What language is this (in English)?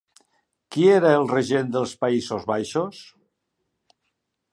Catalan